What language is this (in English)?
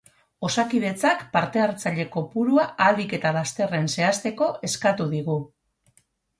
Basque